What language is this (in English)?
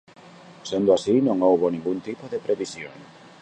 Galician